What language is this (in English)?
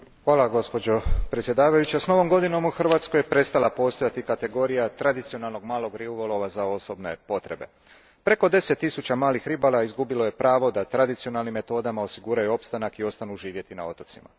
Croatian